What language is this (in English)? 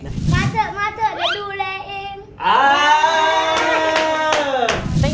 Thai